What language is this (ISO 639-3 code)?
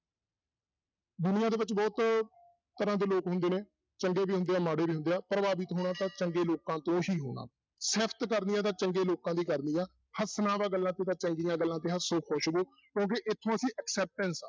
pan